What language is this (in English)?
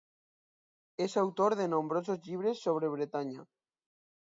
Catalan